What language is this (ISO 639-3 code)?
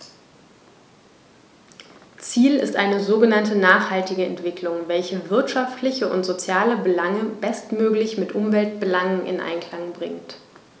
deu